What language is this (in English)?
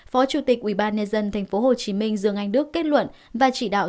Vietnamese